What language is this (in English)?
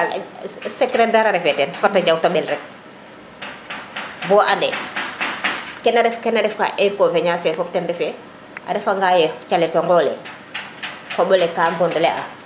Serer